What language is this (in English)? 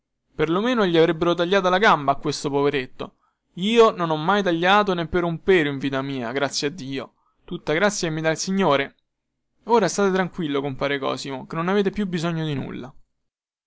Italian